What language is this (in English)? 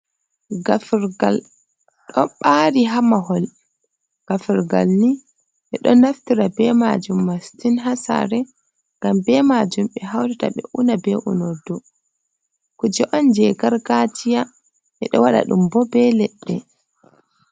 Fula